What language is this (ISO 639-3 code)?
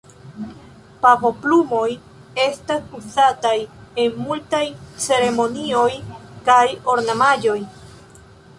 epo